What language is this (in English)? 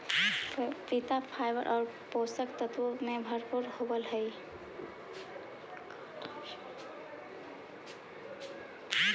Magahi